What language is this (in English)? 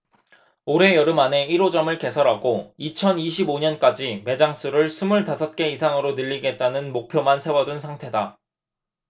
Korean